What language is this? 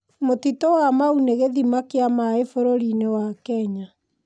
Kikuyu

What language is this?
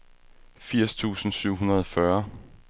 Danish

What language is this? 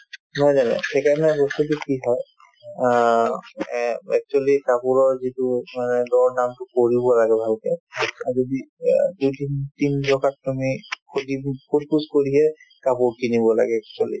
Assamese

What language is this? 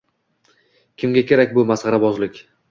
Uzbek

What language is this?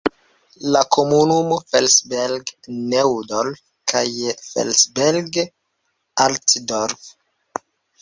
Esperanto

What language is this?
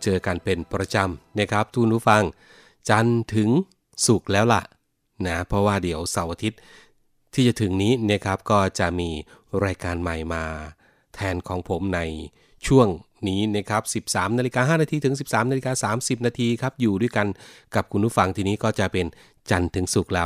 Thai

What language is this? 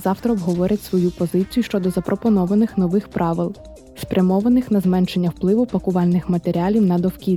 Ukrainian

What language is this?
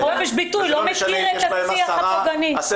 Hebrew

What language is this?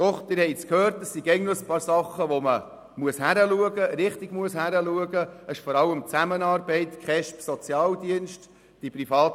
Swiss German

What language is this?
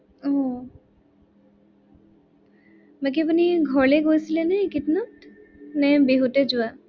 Assamese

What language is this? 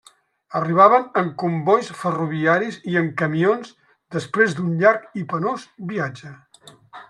Catalan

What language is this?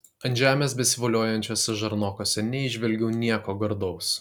Lithuanian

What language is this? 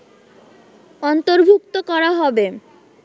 Bangla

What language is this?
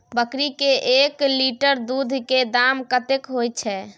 Maithili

